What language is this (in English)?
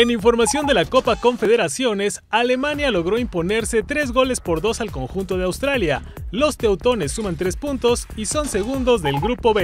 Spanish